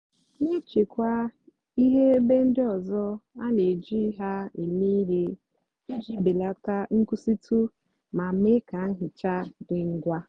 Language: Igbo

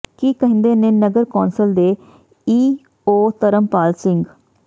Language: Punjabi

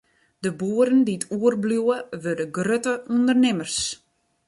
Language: Western Frisian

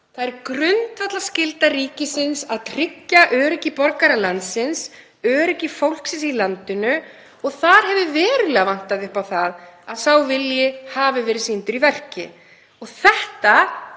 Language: Icelandic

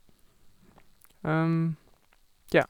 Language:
Norwegian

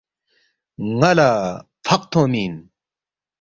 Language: Balti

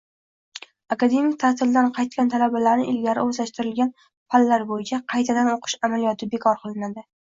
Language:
Uzbek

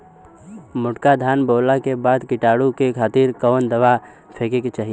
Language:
Bhojpuri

